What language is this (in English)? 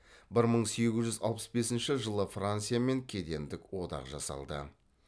Kazakh